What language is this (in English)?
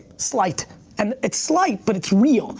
English